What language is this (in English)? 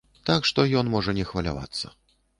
Belarusian